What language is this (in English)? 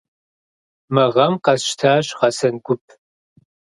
Kabardian